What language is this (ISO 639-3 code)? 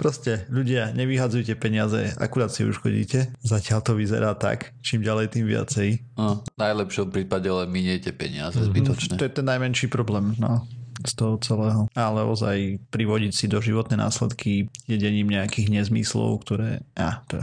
slk